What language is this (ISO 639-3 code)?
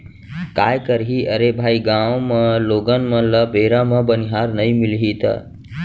hne